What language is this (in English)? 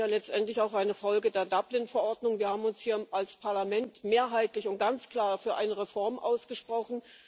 German